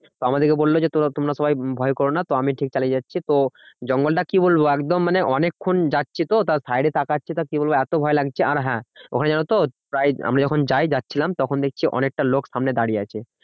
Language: Bangla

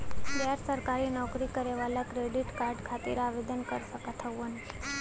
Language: Bhojpuri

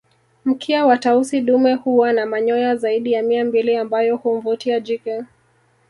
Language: Swahili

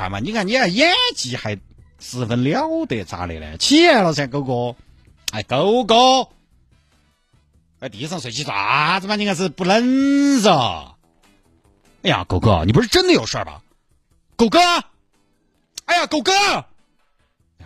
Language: Chinese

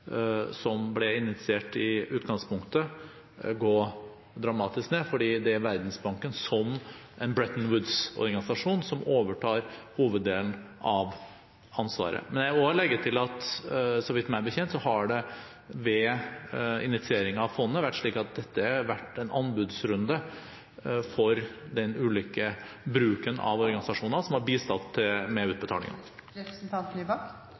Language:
Norwegian Bokmål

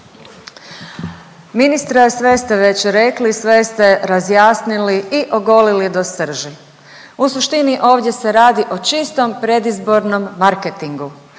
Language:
Croatian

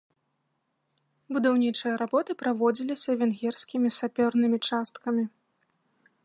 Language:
Belarusian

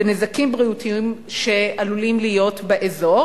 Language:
Hebrew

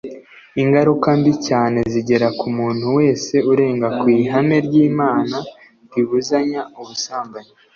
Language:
Kinyarwanda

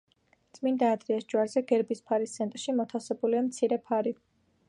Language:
Georgian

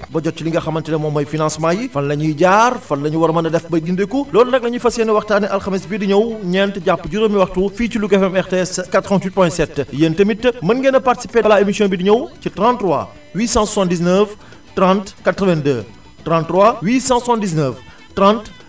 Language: Wolof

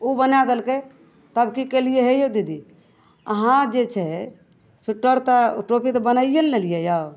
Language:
Maithili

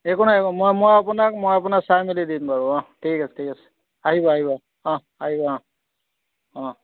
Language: Assamese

